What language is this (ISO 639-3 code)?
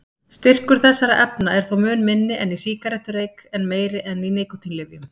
isl